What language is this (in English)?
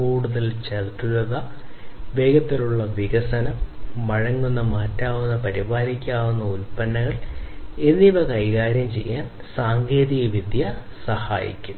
Malayalam